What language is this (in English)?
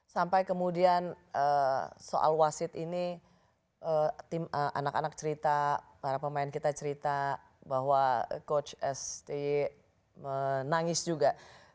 Indonesian